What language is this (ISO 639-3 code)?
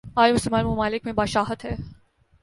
urd